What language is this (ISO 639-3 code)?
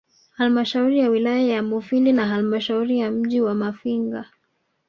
swa